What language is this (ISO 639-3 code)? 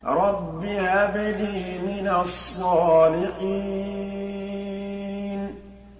ara